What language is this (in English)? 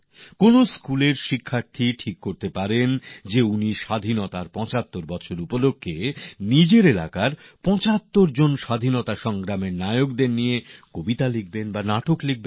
Bangla